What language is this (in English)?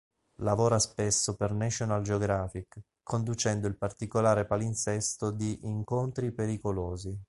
Italian